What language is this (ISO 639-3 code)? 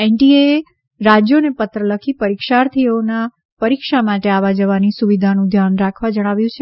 guj